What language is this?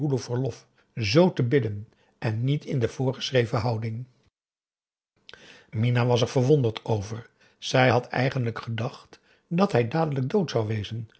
Dutch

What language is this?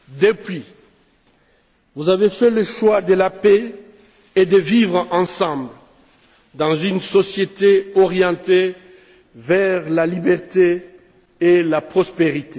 French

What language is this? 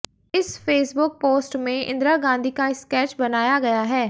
Hindi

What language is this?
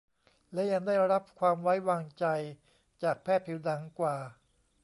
Thai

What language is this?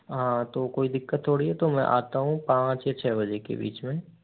Hindi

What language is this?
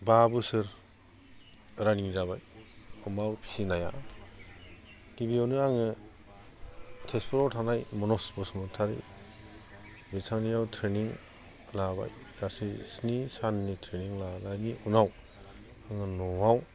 Bodo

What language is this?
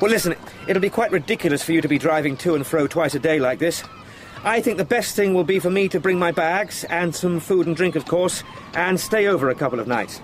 English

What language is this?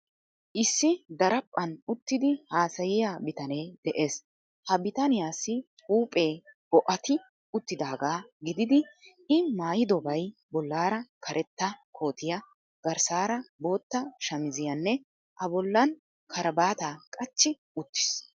Wolaytta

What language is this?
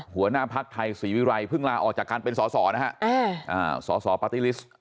Thai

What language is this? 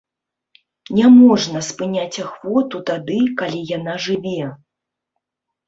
Belarusian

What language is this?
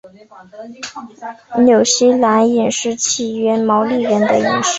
Chinese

